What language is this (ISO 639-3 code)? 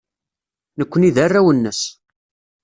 kab